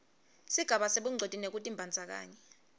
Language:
Swati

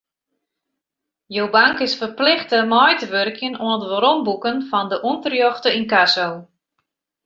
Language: Western Frisian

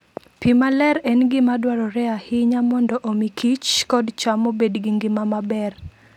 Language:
Luo (Kenya and Tanzania)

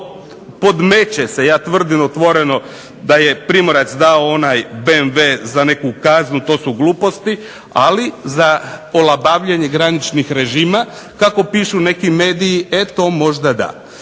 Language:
Croatian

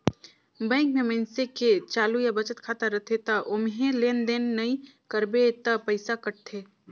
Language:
Chhattisgarhi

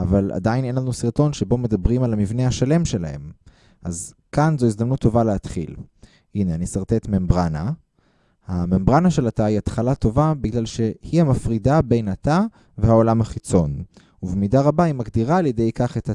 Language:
Hebrew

